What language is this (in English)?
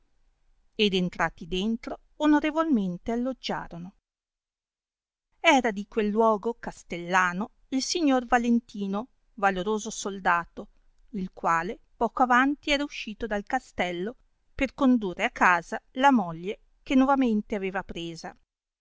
Italian